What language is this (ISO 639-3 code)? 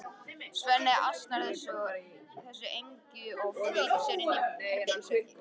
isl